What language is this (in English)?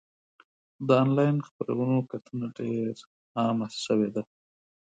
Pashto